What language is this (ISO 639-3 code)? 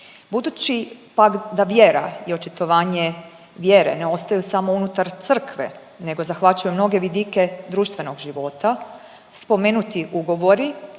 hrv